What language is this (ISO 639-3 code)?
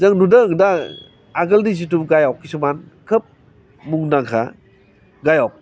brx